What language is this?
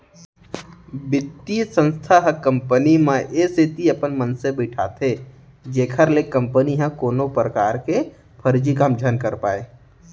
Chhattisgarhi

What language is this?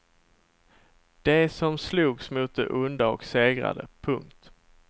Swedish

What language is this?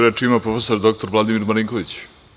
Serbian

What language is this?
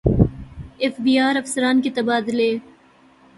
Urdu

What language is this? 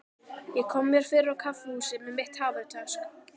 Icelandic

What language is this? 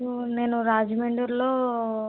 Telugu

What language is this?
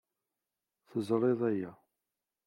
Kabyle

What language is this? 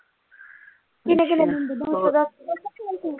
Punjabi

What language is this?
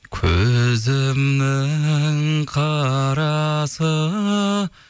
Kazakh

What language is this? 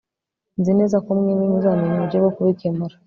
Kinyarwanda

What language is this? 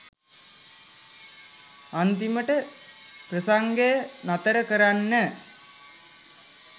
Sinhala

